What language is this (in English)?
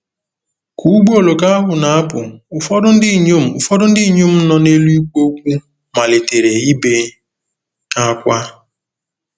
Igbo